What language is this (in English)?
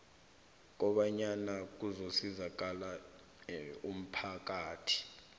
South Ndebele